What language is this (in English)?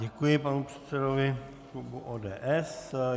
Czech